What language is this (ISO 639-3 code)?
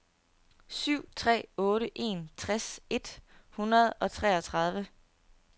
dan